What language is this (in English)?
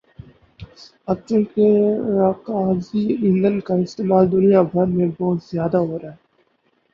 Urdu